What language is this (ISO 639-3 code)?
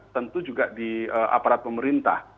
ind